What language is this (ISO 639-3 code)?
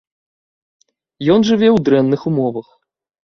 bel